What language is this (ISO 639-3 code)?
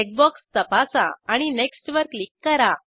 mar